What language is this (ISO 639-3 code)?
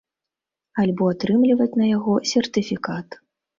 bel